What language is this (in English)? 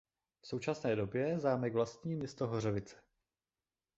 Czech